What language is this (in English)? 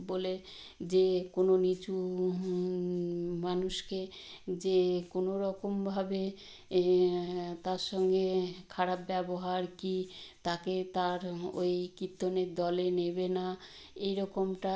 Bangla